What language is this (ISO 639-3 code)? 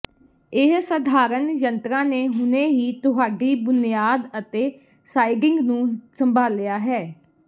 pan